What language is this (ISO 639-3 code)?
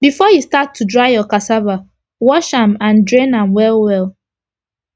pcm